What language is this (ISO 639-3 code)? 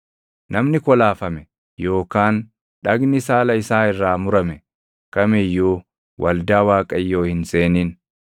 orm